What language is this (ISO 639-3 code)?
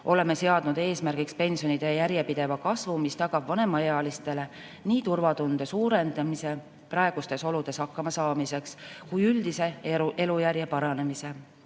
est